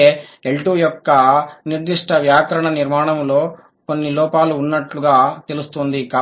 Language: Telugu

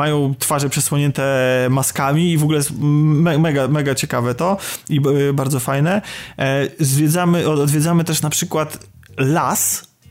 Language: Polish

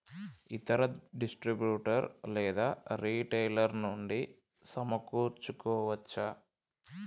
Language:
Telugu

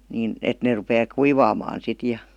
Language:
Finnish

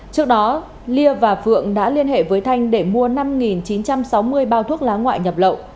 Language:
Vietnamese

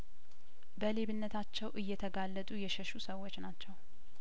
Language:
Amharic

